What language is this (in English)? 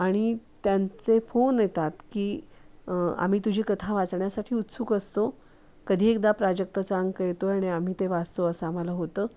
Marathi